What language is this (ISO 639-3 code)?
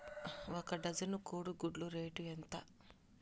tel